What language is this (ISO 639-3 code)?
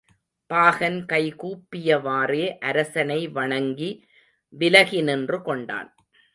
tam